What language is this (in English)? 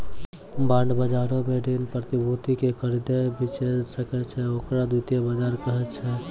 Maithili